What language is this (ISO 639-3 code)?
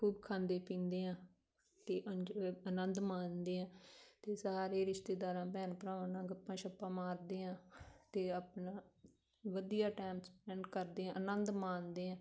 pan